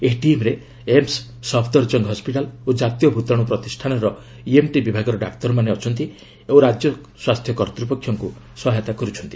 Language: Odia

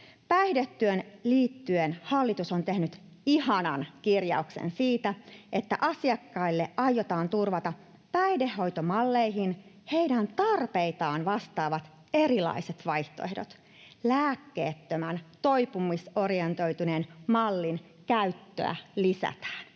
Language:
Finnish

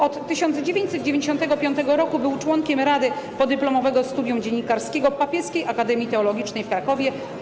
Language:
Polish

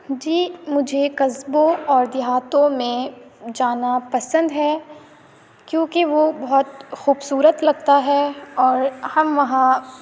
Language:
Urdu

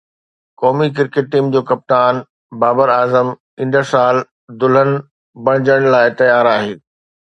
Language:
Sindhi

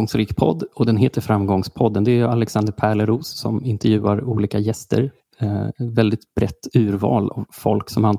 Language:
Swedish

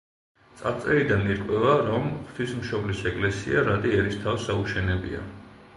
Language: Georgian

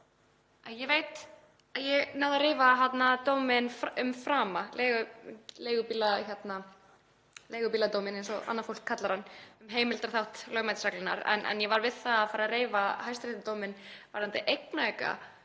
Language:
Icelandic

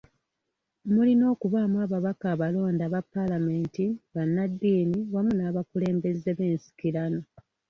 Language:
Ganda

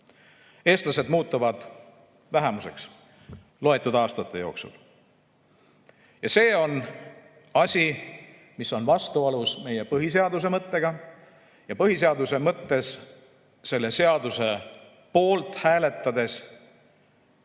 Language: Estonian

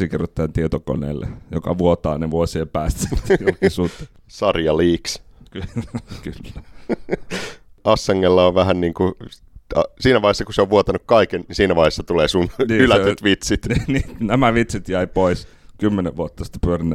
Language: Finnish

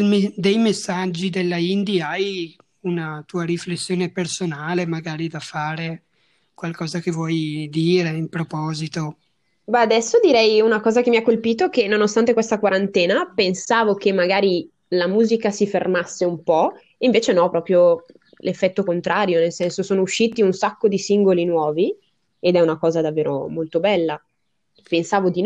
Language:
Italian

